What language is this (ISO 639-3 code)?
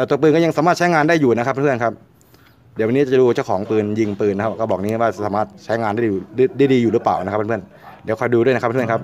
tha